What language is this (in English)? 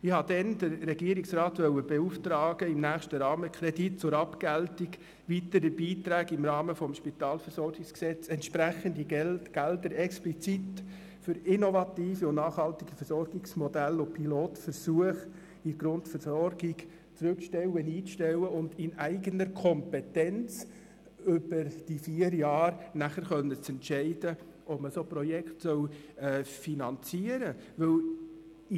Swiss German